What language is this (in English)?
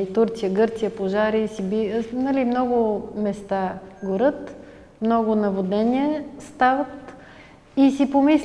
Bulgarian